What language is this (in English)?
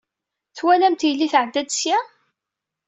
Kabyle